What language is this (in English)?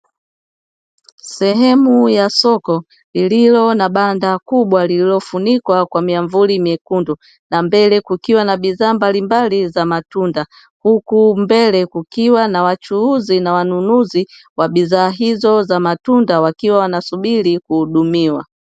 Swahili